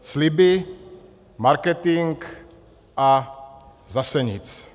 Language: Czech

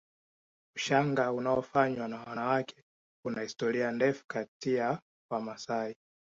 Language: Swahili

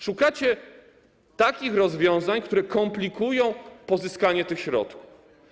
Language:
Polish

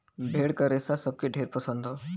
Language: Bhojpuri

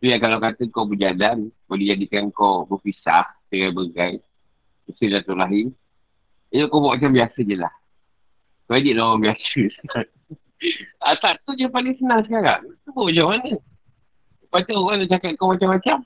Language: Malay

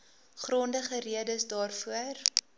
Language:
Afrikaans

